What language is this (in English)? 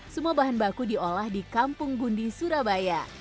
Indonesian